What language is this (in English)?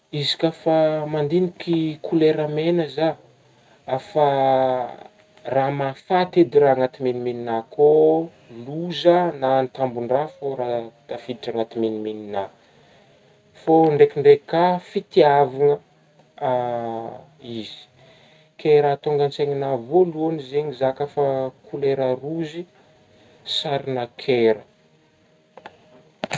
Northern Betsimisaraka Malagasy